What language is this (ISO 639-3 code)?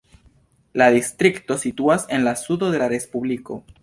epo